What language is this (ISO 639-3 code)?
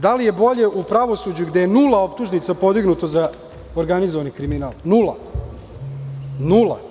srp